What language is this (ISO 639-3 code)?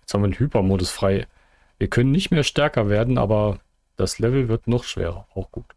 deu